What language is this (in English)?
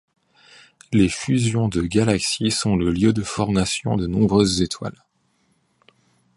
French